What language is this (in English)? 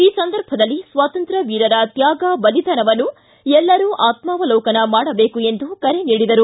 Kannada